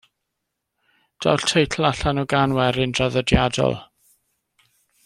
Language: Welsh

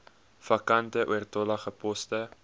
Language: Afrikaans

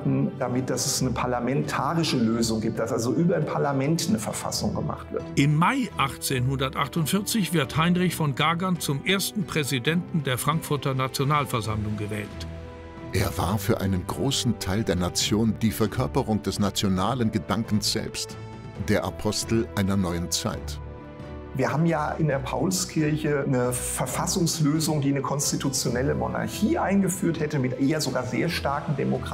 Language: German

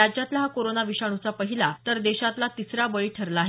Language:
Marathi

